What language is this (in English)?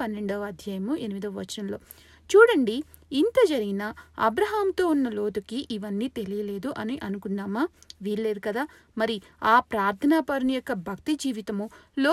Telugu